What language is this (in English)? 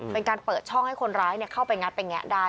Thai